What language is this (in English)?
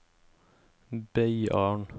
Norwegian